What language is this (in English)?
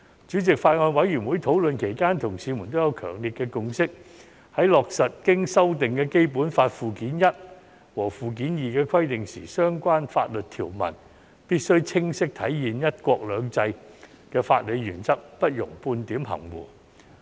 Cantonese